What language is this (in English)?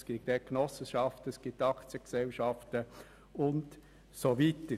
Swiss German